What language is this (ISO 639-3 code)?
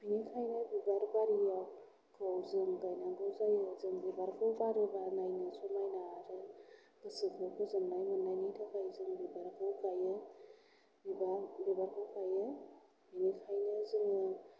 brx